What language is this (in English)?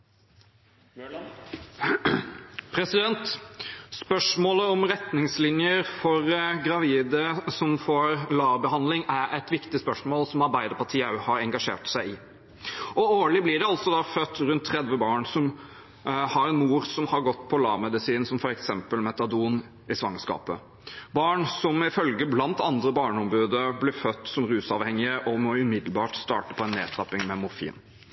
Norwegian Bokmål